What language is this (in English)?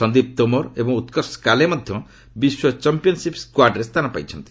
Odia